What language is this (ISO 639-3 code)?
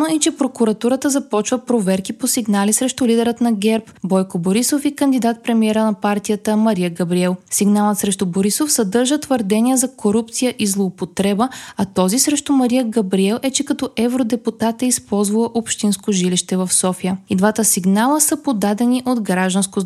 bul